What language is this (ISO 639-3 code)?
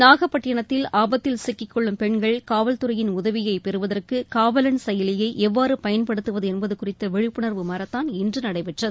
tam